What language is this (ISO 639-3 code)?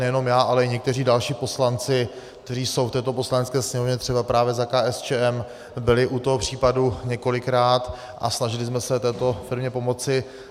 ces